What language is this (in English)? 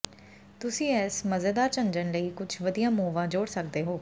Punjabi